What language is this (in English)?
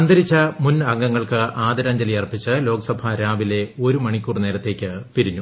Malayalam